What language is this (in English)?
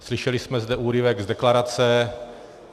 Czech